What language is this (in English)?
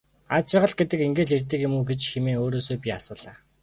Mongolian